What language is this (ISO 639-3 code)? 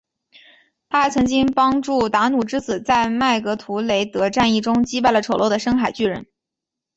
zho